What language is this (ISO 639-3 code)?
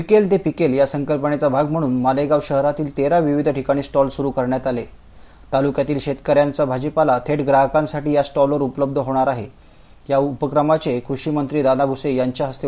mar